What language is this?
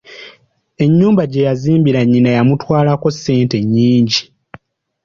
Ganda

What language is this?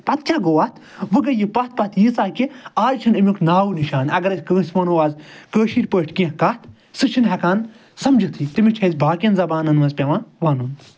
Kashmiri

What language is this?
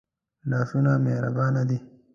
Pashto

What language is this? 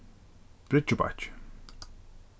Faroese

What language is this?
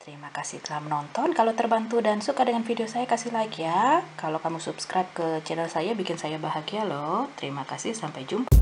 Indonesian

